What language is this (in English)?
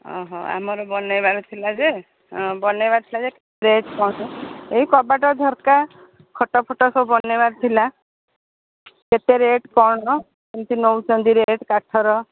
Odia